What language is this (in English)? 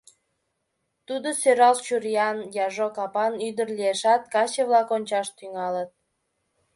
Mari